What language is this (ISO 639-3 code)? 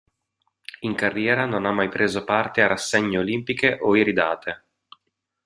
ita